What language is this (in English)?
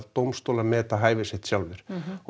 Icelandic